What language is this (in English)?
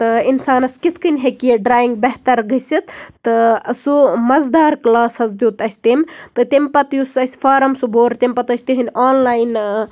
Kashmiri